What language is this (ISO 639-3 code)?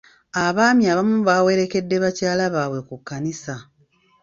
lug